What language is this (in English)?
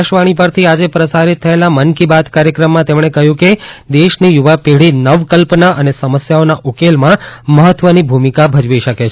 Gujarati